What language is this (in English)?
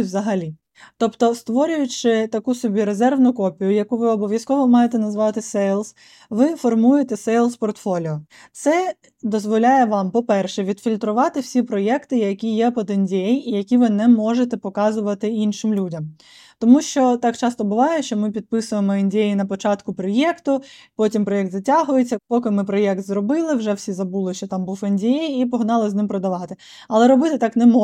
Ukrainian